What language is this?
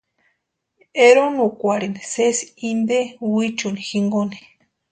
Western Highland Purepecha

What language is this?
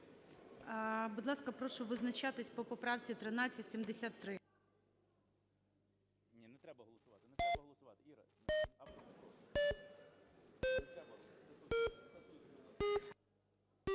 Ukrainian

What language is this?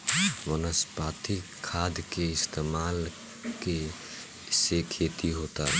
Bhojpuri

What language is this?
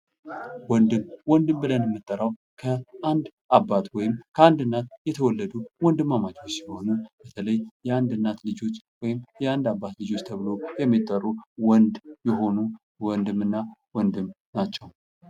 Amharic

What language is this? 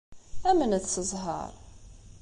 Kabyle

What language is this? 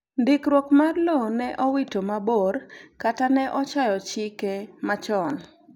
Luo (Kenya and Tanzania)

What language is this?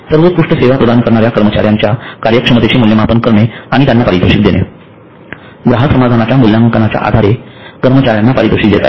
Marathi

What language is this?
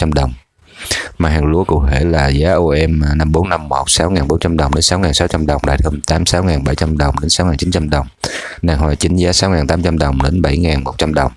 Vietnamese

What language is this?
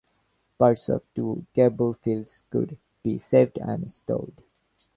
English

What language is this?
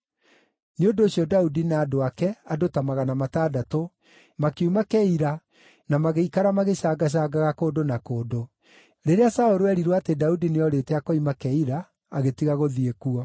Kikuyu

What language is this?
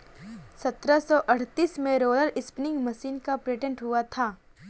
Hindi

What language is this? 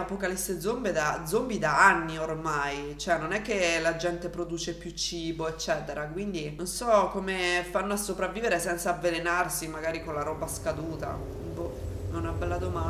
Italian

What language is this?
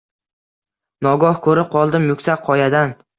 Uzbek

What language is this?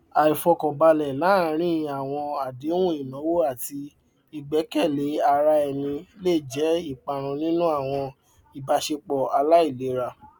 Yoruba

